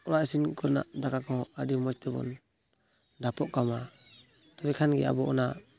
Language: Santali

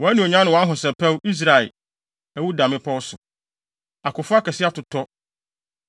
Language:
Akan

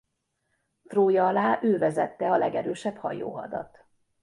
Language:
Hungarian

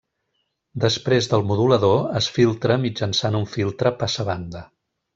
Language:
Catalan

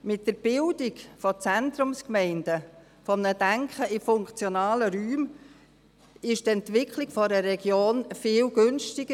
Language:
Swiss German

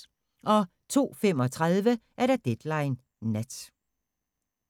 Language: Danish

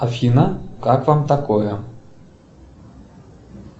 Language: Russian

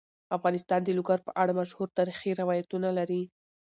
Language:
Pashto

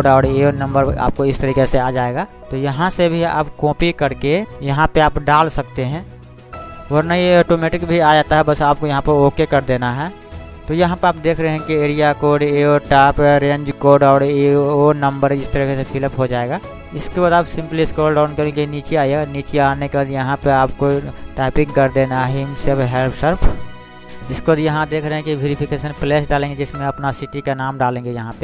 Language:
Hindi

